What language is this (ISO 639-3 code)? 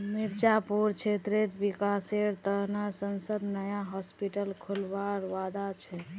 mag